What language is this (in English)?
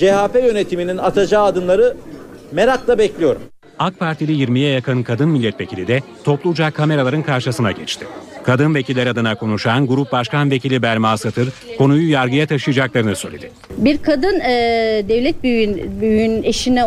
Turkish